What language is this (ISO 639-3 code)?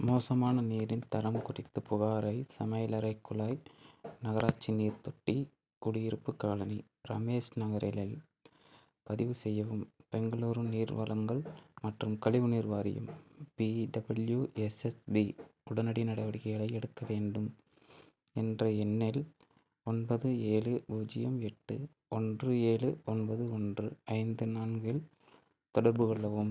tam